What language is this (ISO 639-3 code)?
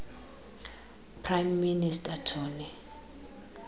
xho